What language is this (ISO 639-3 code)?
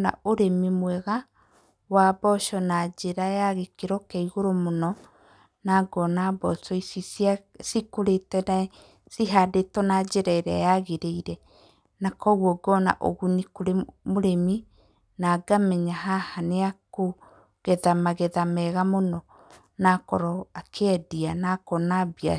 kik